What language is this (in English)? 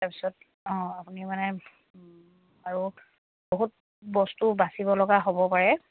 Assamese